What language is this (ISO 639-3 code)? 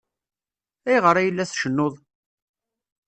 kab